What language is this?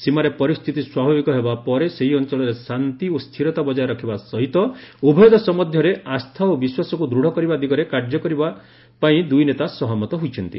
Odia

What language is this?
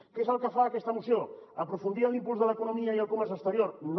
Catalan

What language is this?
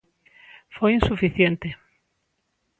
Galician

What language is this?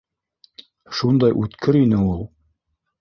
Bashkir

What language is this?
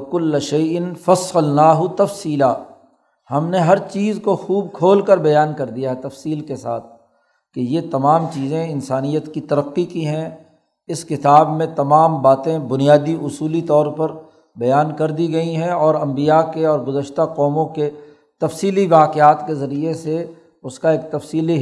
Urdu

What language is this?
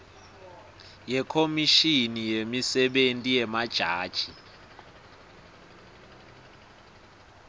Swati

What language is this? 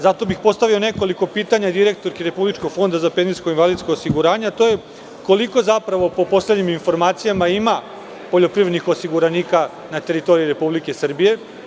Serbian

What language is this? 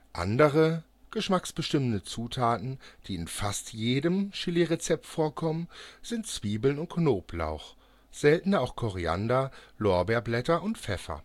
German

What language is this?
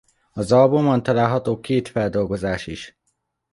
Hungarian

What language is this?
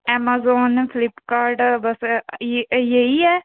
Punjabi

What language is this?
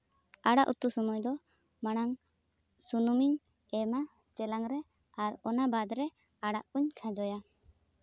Santali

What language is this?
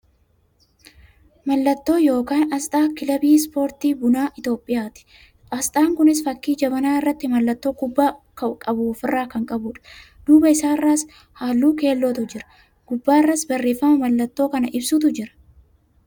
Oromo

